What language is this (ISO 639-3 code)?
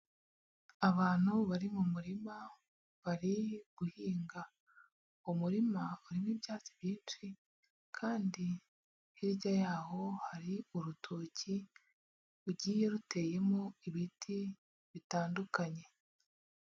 kin